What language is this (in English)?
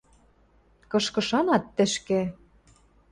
Western Mari